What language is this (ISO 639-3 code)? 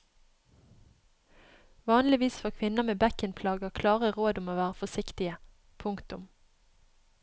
nor